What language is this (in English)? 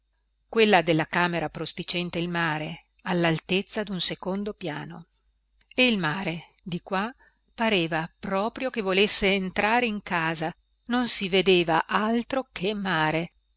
Italian